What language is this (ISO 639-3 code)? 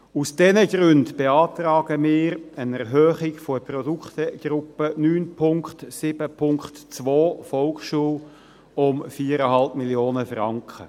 gsw